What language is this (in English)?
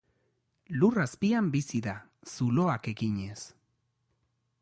Basque